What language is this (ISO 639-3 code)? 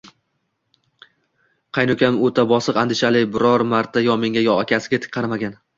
uzb